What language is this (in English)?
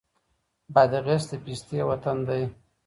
Pashto